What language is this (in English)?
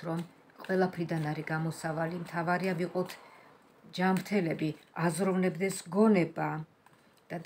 Romanian